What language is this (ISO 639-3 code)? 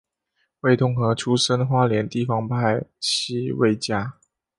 zho